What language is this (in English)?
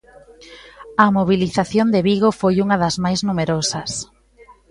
Galician